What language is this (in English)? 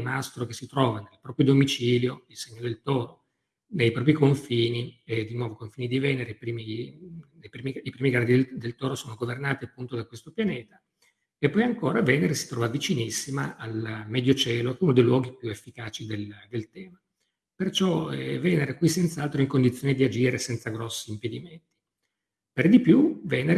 Italian